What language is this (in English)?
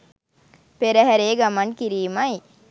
Sinhala